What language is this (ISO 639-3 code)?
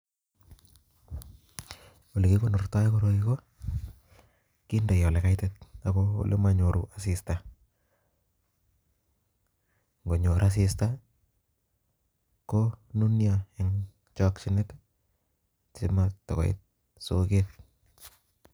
kln